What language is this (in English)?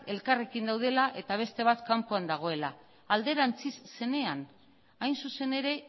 Basque